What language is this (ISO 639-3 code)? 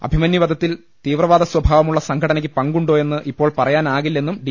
mal